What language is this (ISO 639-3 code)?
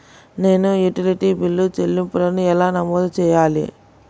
tel